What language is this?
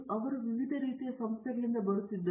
Kannada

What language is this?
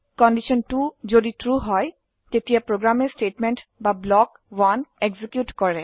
Assamese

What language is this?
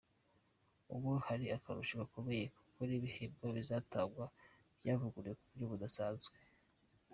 Kinyarwanda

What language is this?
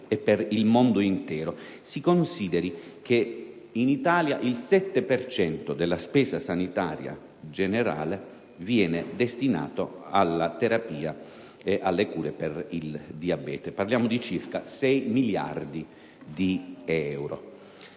Italian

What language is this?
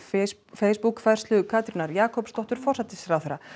Icelandic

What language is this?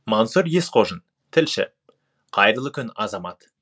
Kazakh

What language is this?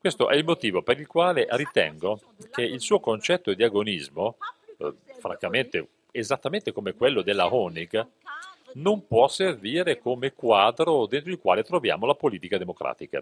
Italian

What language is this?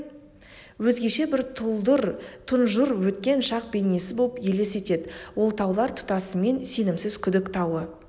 Kazakh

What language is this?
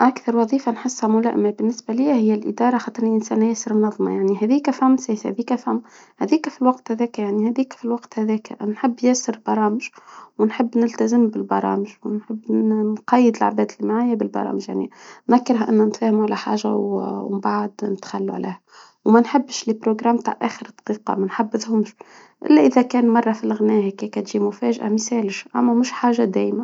Tunisian Arabic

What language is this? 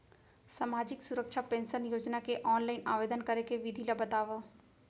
Chhattisgarhi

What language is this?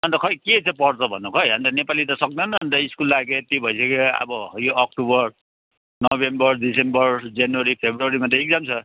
Nepali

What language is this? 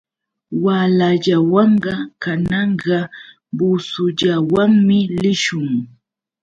Yauyos Quechua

